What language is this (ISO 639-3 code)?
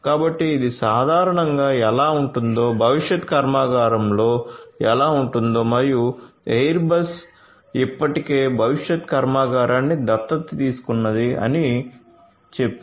tel